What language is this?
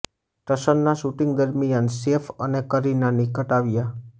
Gujarati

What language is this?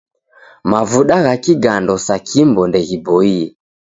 Taita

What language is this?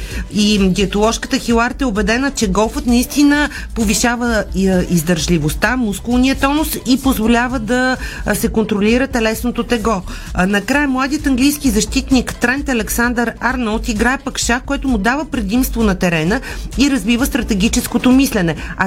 Bulgarian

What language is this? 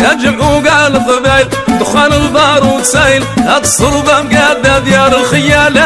Arabic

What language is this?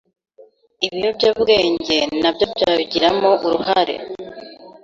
Kinyarwanda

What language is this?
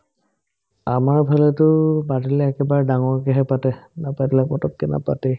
Assamese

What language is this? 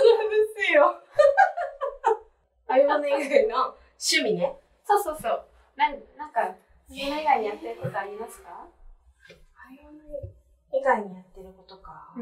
Japanese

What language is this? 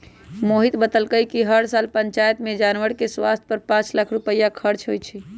Magahi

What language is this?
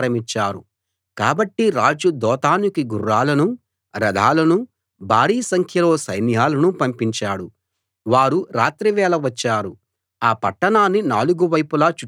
Telugu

